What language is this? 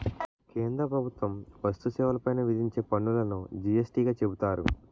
Telugu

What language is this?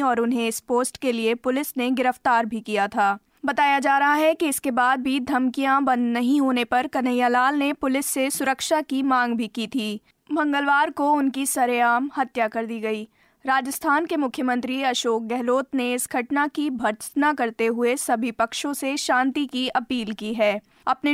Hindi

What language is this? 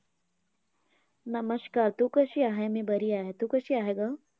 Marathi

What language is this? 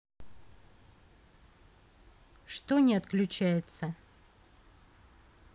Russian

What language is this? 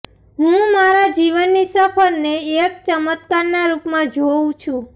Gujarati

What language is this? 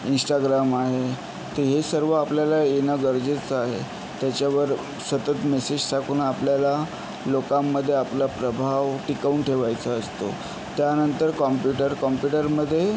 Marathi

